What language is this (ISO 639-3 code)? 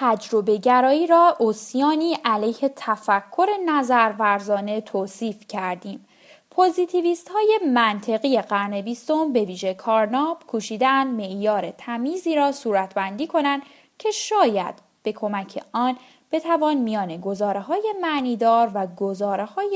fas